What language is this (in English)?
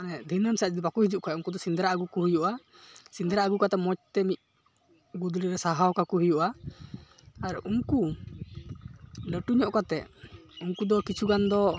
Santali